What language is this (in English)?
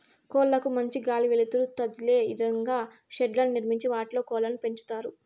Telugu